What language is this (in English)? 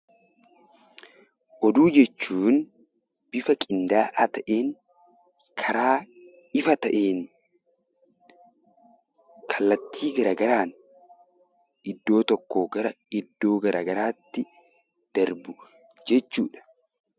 Oromo